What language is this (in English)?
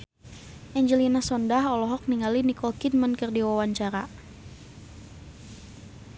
Sundanese